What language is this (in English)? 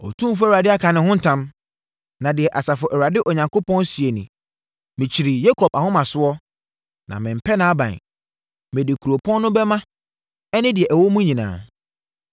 Akan